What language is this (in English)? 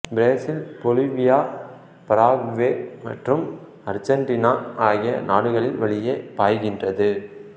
Tamil